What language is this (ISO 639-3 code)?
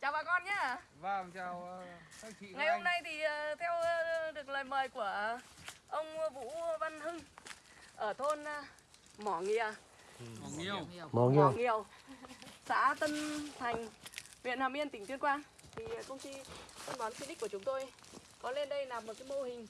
vie